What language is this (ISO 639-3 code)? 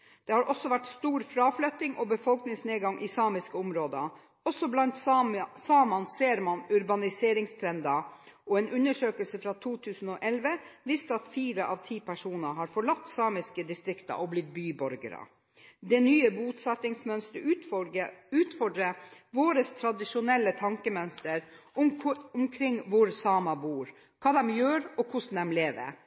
nob